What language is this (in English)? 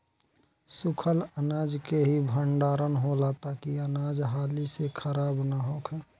Bhojpuri